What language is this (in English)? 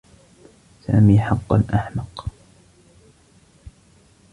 Arabic